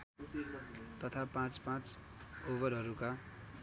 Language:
Nepali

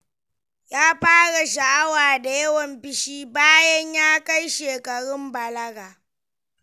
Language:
Hausa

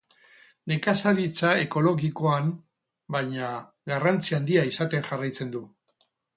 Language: Basque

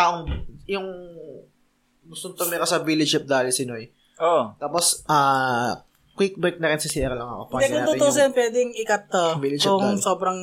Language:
Filipino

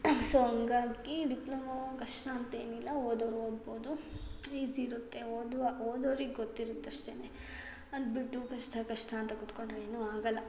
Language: Kannada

